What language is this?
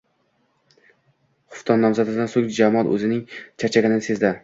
Uzbek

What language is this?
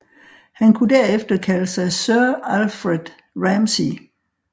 Danish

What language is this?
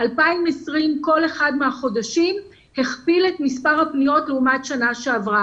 Hebrew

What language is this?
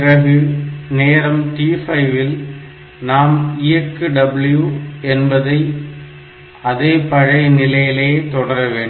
Tamil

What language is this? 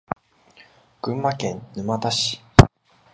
Japanese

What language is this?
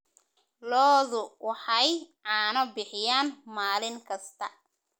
Somali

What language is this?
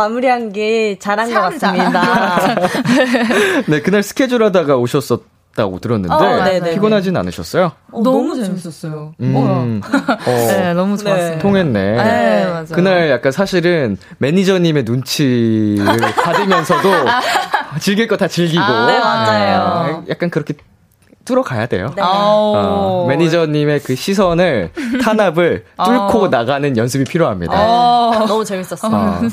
Korean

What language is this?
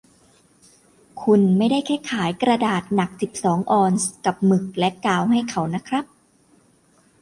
Thai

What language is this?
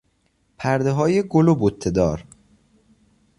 Persian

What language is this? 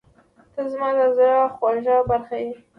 Pashto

